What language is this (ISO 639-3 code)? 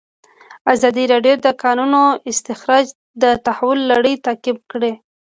pus